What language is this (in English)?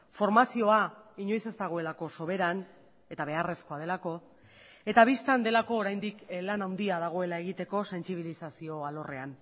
Basque